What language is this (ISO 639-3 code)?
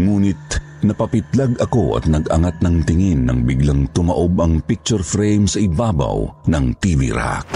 fil